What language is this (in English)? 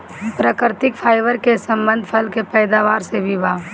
Bhojpuri